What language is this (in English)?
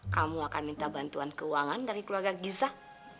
Indonesian